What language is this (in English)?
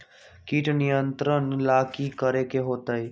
Magahi